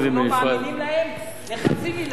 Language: Hebrew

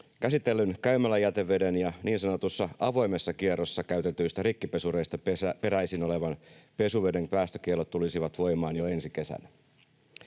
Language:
Finnish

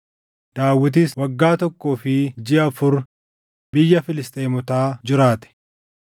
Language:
Oromo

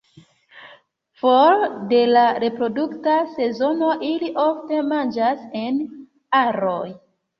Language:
Esperanto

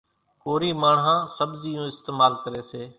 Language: Kachi Koli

